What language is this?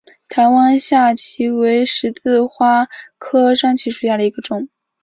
Chinese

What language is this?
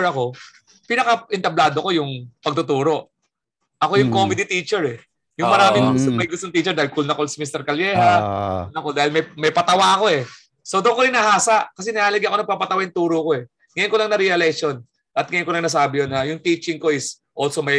Filipino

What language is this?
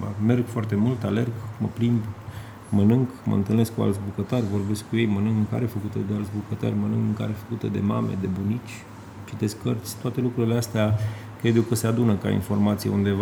Romanian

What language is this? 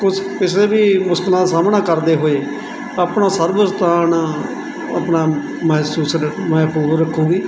Punjabi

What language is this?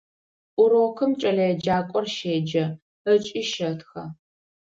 Adyghe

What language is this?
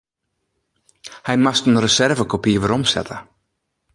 Western Frisian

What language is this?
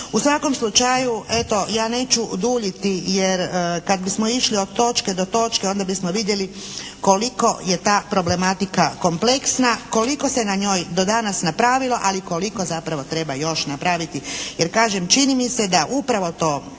Croatian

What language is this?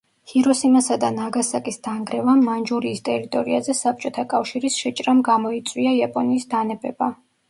Georgian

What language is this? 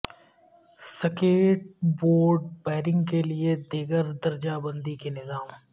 Urdu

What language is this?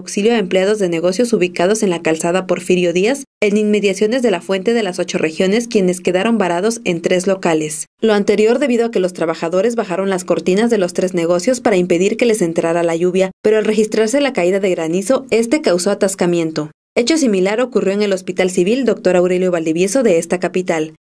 Spanish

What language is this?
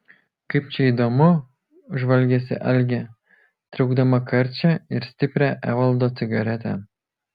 Lithuanian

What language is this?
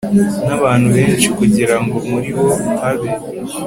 Kinyarwanda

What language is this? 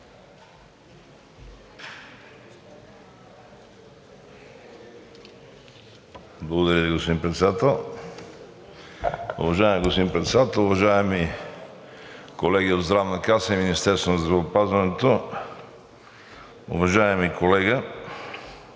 Bulgarian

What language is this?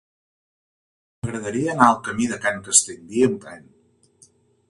Catalan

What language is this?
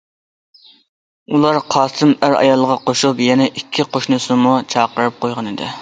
Uyghur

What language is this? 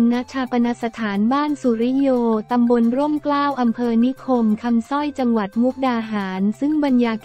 Thai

